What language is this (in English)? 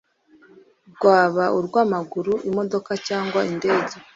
Kinyarwanda